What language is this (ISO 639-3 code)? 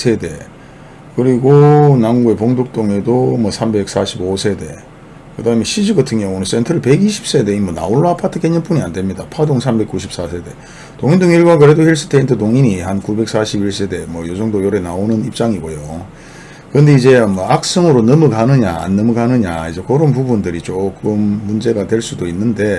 kor